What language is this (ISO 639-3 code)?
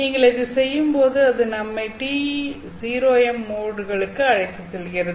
tam